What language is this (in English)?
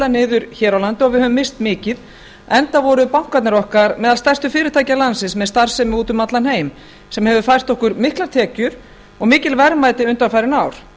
Icelandic